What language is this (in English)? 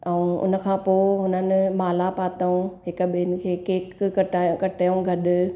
Sindhi